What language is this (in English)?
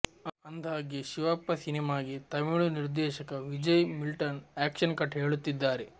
Kannada